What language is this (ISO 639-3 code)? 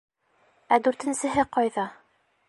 bak